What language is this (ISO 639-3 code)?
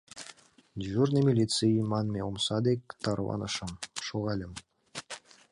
chm